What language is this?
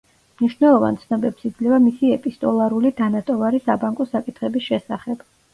Georgian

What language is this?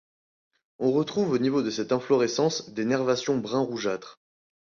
French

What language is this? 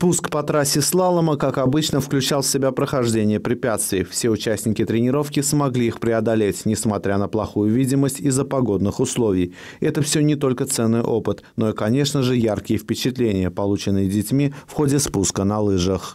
Russian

